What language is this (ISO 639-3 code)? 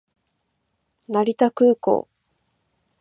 jpn